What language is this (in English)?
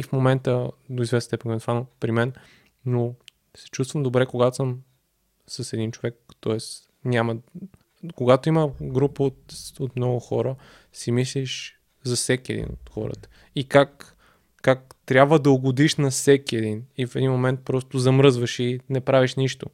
Bulgarian